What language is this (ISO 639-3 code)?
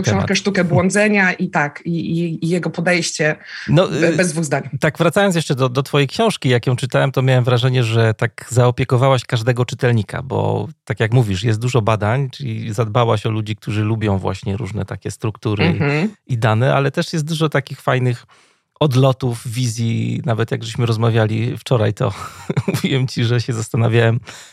pol